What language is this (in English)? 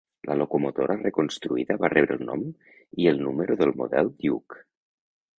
Catalan